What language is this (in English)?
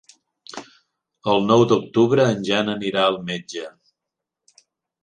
Catalan